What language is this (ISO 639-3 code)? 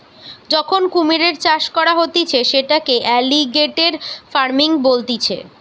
ben